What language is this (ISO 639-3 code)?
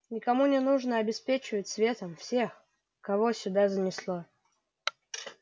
rus